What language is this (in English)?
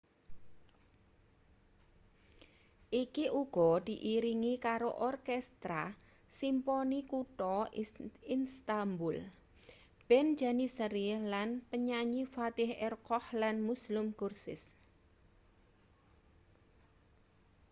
Javanese